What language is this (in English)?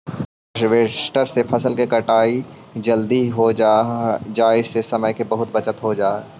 Magahi